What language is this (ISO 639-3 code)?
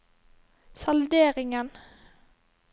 nor